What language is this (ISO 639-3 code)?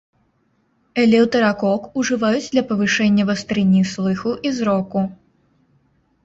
bel